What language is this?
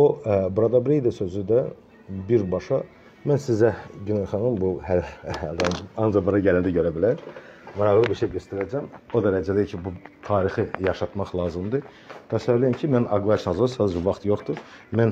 Turkish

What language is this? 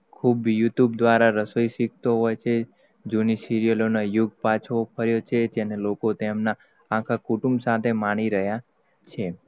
Gujarati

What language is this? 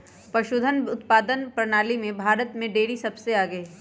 Magahi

